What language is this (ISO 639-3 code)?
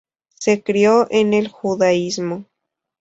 spa